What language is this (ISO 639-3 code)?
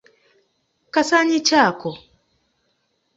lug